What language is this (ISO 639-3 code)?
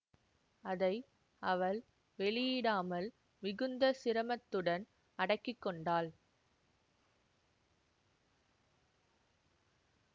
tam